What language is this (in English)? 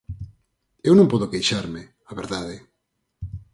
Galician